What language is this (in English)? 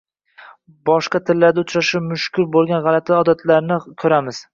Uzbek